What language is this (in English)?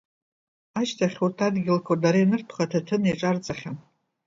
Abkhazian